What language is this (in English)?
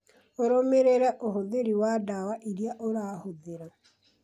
Kikuyu